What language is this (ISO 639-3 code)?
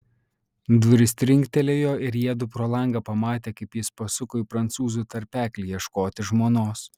lit